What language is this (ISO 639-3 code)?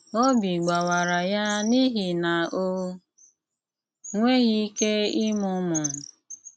ibo